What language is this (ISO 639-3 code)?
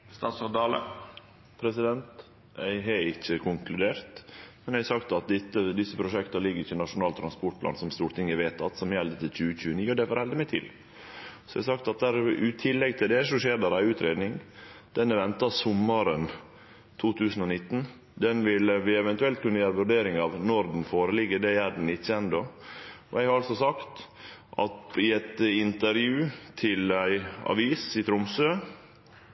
nno